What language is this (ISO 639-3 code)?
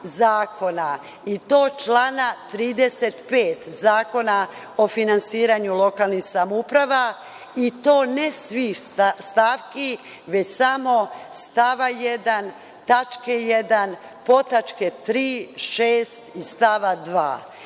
srp